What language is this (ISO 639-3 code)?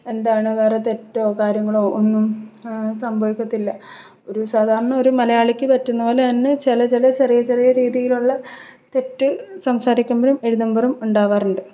mal